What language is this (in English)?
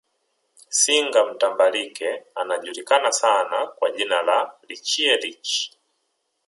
Swahili